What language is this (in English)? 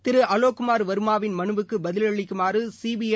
Tamil